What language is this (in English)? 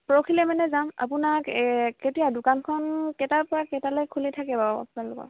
Assamese